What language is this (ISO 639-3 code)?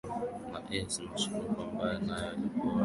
swa